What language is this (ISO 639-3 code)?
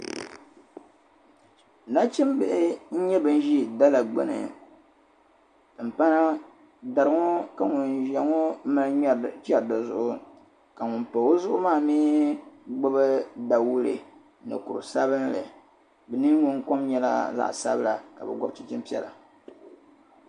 dag